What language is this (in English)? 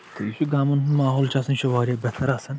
Kashmiri